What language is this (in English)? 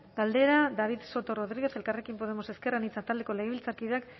Basque